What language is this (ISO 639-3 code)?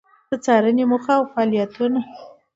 pus